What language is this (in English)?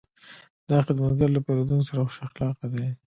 Pashto